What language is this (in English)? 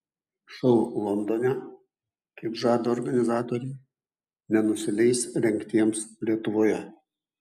Lithuanian